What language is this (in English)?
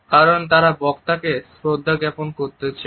Bangla